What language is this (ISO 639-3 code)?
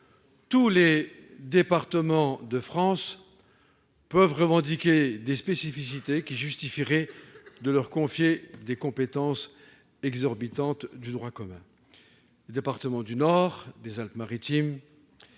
fra